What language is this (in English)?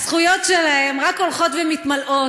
Hebrew